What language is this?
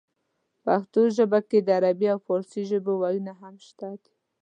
Pashto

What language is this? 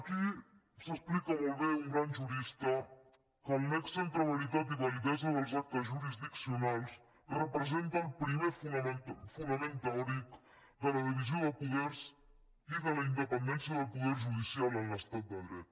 Catalan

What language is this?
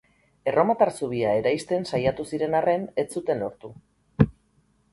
Basque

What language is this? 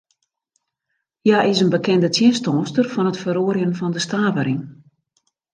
Western Frisian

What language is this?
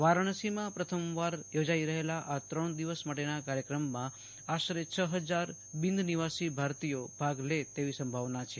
Gujarati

